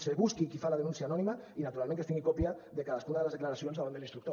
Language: Catalan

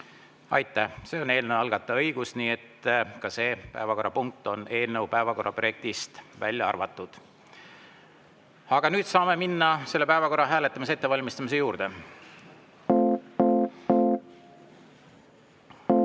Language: Estonian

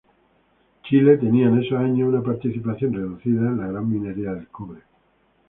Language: Spanish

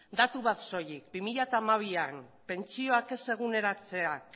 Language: Basque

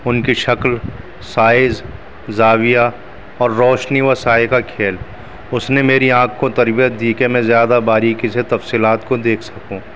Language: Urdu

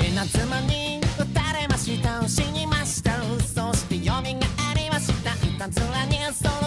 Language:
Japanese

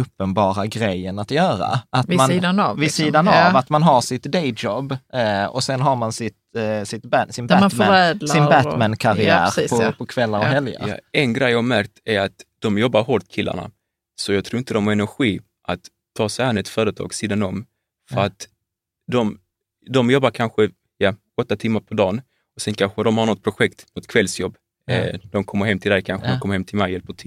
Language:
Swedish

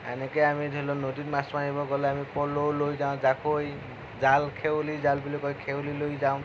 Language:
Assamese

